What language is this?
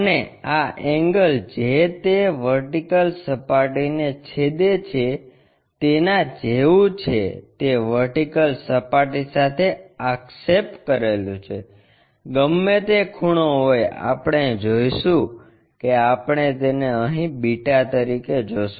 Gujarati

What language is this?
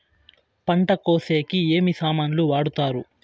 Telugu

